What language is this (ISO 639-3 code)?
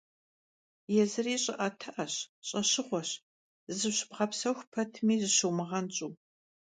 kbd